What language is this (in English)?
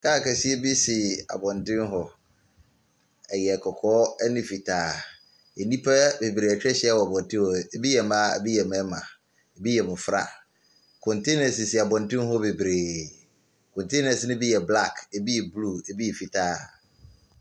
Akan